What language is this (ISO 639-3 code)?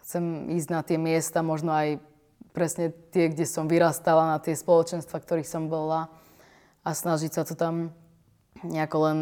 slk